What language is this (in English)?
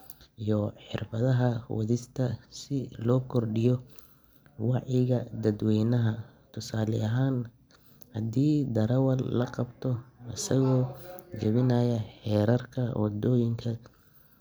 Somali